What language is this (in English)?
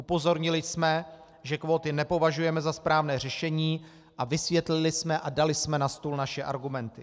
Czech